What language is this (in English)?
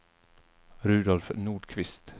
Swedish